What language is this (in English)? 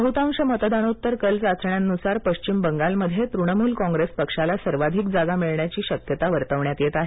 Marathi